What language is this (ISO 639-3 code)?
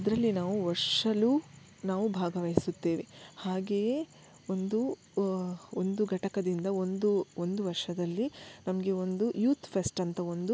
kan